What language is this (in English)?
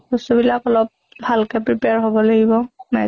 Assamese